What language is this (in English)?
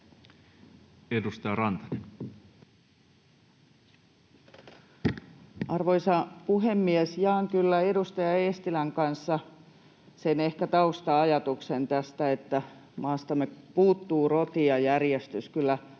Finnish